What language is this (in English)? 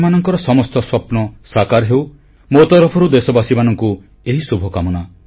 Odia